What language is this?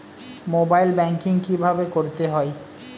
Bangla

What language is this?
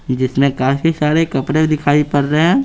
Hindi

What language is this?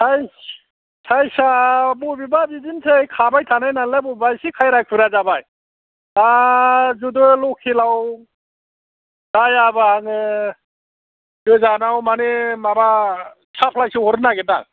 Bodo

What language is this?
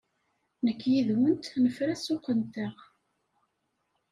Kabyle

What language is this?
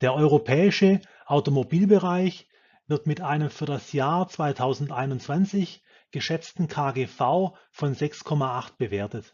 German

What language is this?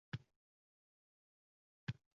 Uzbek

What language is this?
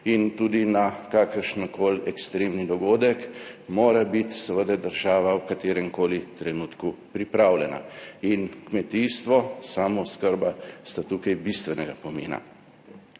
Slovenian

